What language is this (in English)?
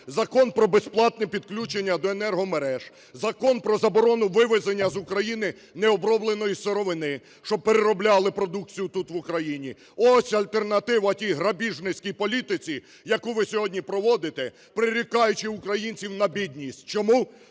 Ukrainian